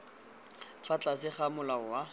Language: Tswana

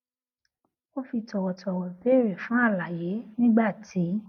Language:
Yoruba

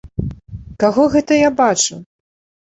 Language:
Belarusian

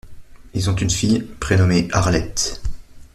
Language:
French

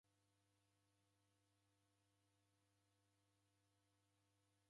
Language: Taita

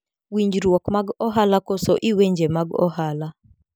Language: Luo (Kenya and Tanzania)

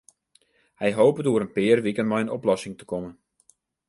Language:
Western Frisian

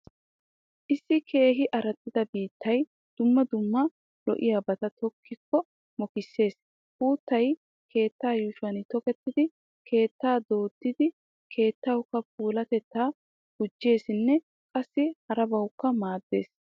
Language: Wolaytta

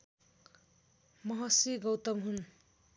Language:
Nepali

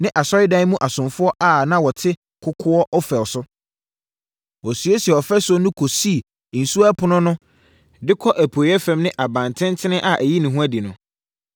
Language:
Akan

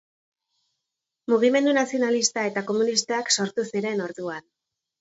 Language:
Basque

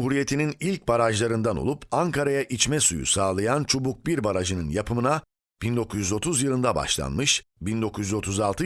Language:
Turkish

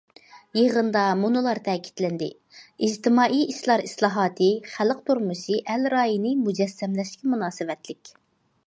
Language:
Uyghur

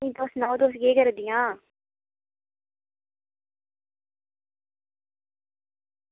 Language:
Dogri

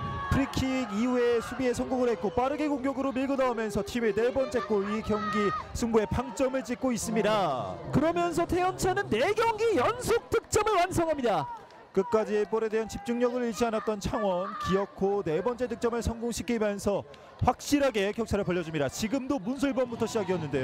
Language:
Korean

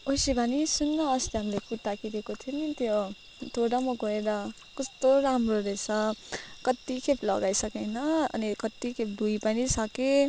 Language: Nepali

